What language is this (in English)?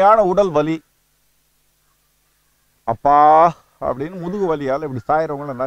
Romanian